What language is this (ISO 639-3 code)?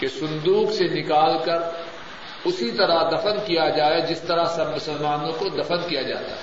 urd